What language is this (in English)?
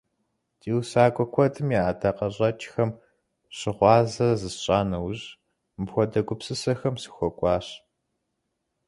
Kabardian